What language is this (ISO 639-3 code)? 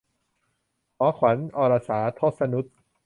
tha